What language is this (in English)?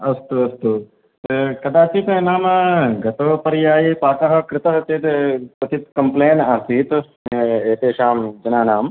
Sanskrit